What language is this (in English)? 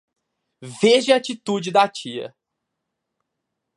Portuguese